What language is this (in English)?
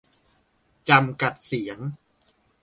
Thai